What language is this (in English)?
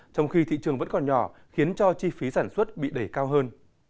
Vietnamese